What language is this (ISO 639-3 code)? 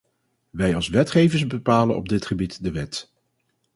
nld